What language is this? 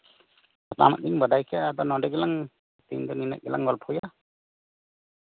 Santali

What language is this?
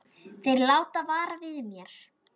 Icelandic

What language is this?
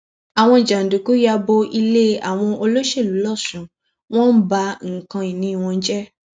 Yoruba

